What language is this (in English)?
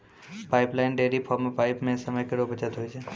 Maithili